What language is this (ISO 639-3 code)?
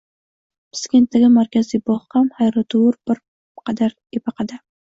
uzb